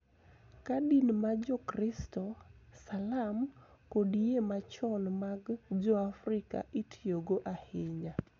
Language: Luo (Kenya and Tanzania)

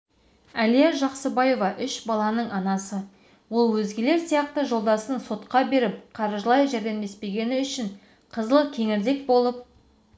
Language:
Kazakh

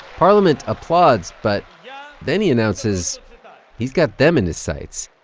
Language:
English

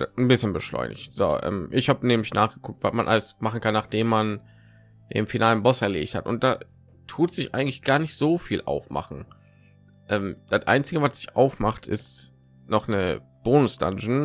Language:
German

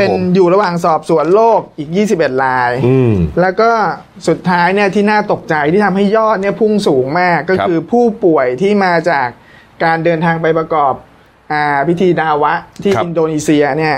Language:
Thai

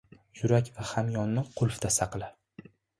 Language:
Uzbek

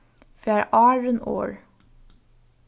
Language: Faroese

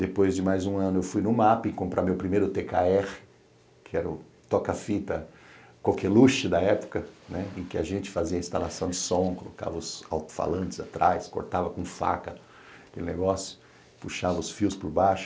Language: Portuguese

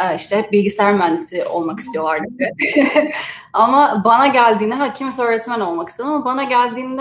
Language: Turkish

